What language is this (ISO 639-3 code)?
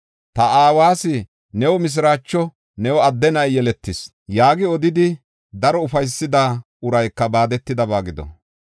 gof